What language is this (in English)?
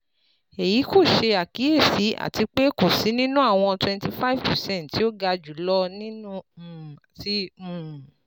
Yoruba